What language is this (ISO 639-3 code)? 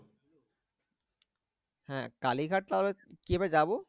ben